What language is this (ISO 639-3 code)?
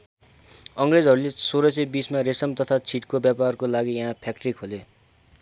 nep